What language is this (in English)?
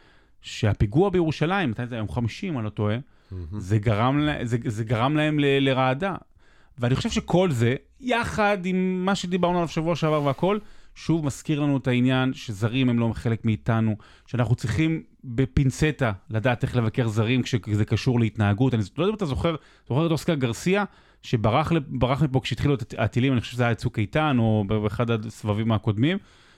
Hebrew